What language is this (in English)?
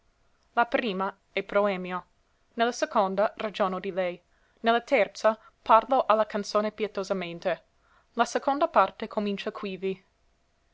Italian